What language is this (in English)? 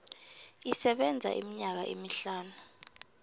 South Ndebele